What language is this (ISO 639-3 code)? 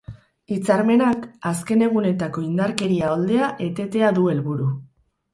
eus